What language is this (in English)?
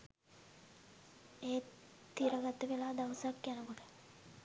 Sinhala